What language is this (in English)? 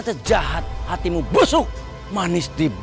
Indonesian